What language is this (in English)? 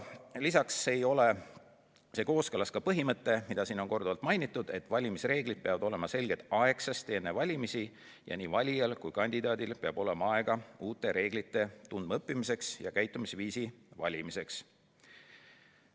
Estonian